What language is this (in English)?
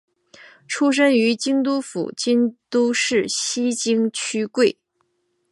Chinese